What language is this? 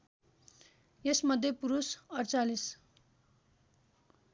Nepali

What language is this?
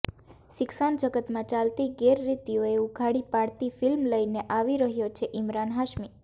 Gujarati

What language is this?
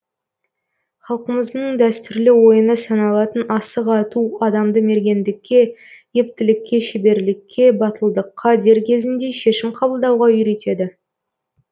Kazakh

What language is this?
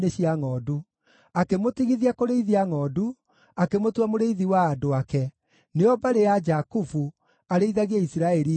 Kikuyu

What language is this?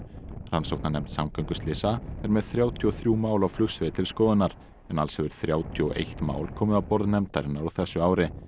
Icelandic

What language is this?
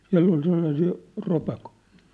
Finnish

